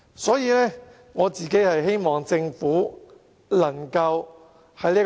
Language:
Cantonese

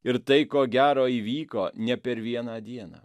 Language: Lithuanian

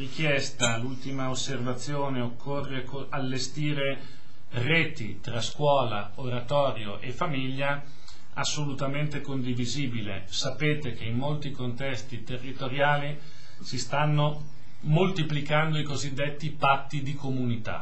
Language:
Italian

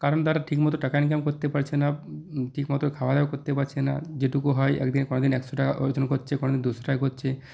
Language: Bangla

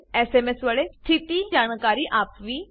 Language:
Gujarati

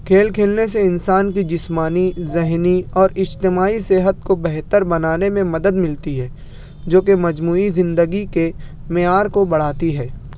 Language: Urdu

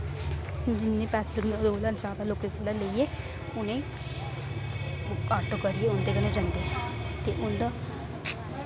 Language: Dogri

